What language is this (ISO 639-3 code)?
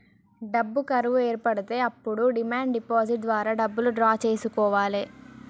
tel